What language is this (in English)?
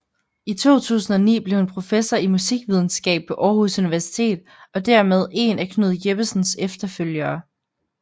Danish